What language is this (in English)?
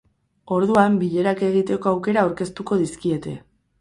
Basque